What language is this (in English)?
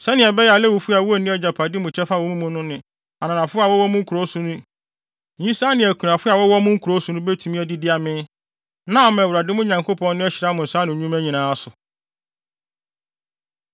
Akan